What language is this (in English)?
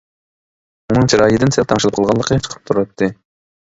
Uyghur